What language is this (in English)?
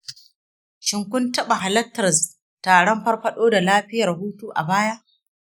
Hausa